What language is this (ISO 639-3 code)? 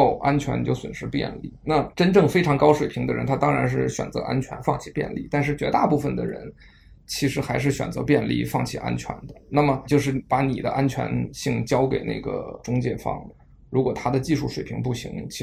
zho